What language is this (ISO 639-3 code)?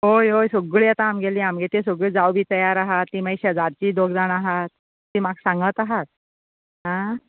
kok